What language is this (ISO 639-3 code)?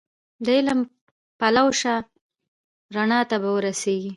pus